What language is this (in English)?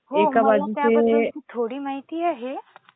Marathi